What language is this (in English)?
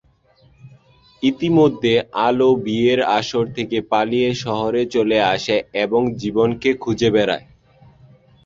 Bangla